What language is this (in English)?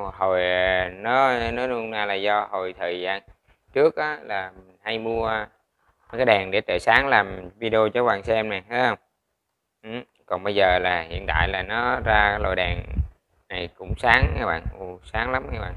Vietnamese